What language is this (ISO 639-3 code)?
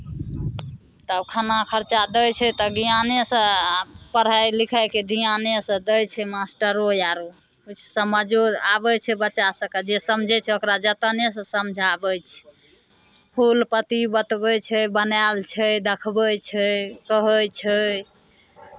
mai